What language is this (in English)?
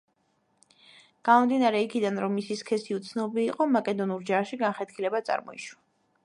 Georgian